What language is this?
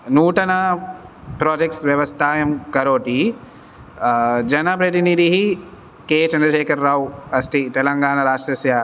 Sanskrit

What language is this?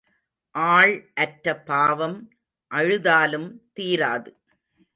Tamil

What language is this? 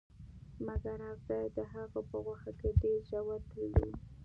Pashto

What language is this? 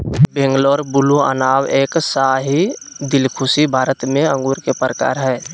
Magahi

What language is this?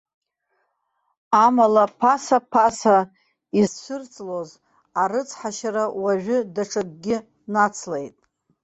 Abkhazian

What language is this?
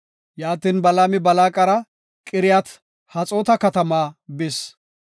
Gofa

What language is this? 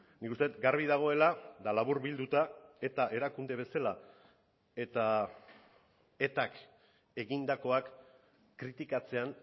Basque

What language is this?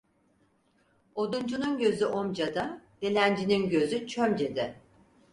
Turkish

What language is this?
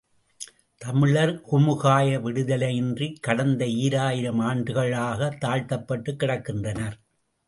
Tamil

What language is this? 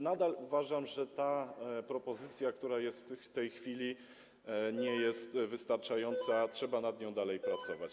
Polish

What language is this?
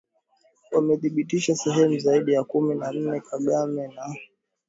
Swahili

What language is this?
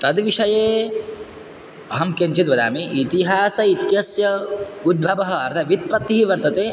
Sanskrit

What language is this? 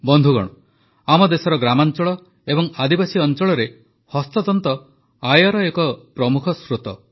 Odia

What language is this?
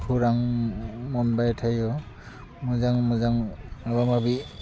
Bodo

